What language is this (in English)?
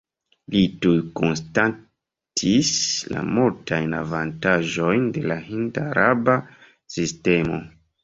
Esperanto